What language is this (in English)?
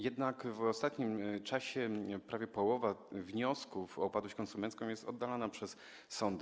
Polish